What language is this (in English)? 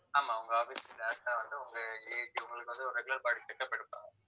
Tamil